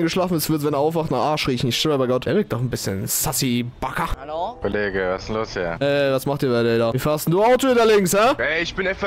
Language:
German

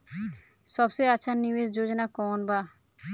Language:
Bhojpuri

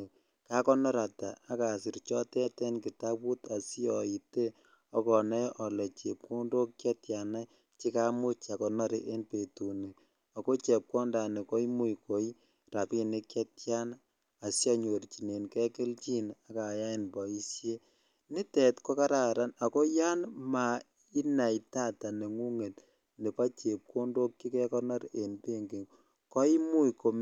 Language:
Kalenjin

